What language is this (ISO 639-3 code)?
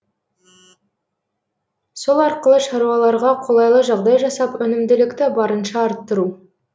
kaz